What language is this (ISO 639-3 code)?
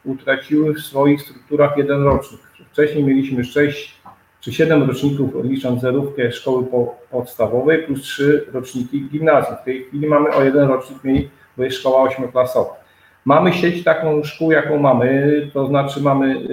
pol